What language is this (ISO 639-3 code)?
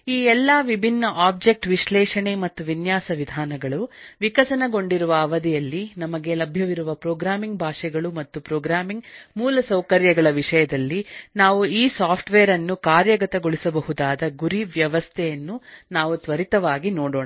kan